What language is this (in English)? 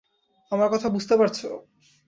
Bangla